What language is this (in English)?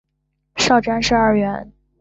Chinese